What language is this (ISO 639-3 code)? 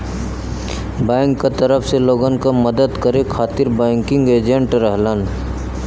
bho